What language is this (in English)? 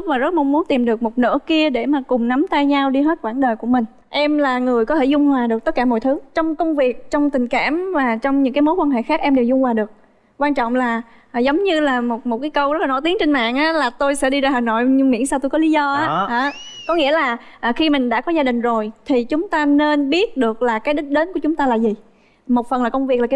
Vietnamese